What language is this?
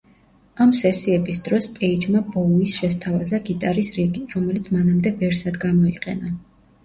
Georgian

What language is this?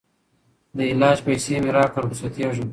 Pashto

